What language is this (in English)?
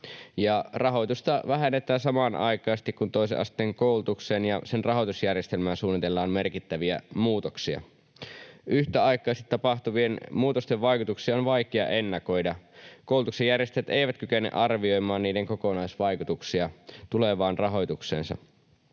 Finnish